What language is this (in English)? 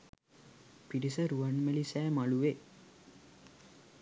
Sinhala